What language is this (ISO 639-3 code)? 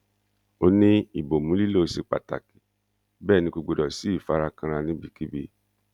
yor